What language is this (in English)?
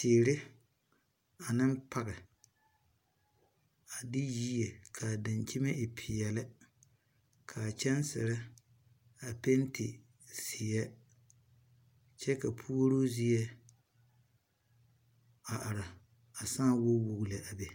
Southern Dagaare